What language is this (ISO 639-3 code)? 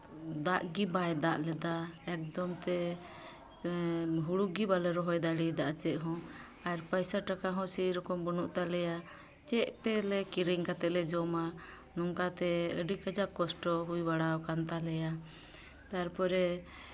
sat